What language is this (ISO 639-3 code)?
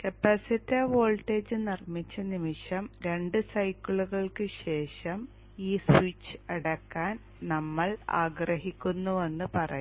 mal